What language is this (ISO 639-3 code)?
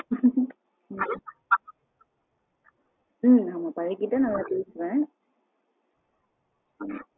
tam